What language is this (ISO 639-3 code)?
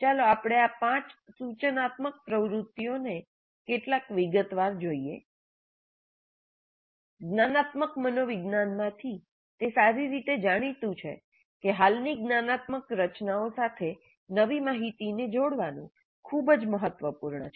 guj